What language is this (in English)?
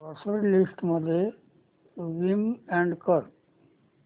Marathi